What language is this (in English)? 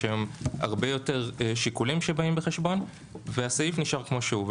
Hebrew